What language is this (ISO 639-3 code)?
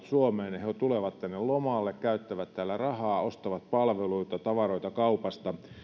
fin